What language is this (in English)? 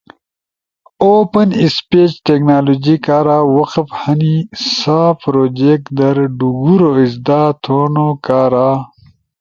Ushojo